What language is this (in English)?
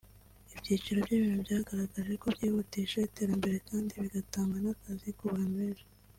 Kinyarwanda